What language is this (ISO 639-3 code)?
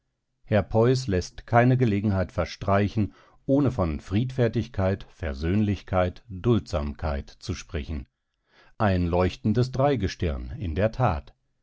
deu